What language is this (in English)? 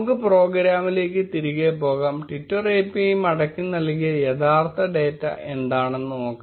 Malayalam